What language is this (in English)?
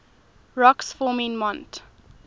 English